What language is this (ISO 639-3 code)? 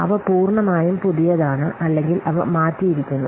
mal